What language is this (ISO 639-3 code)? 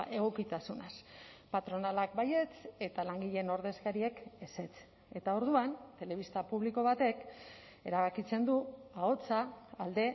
eus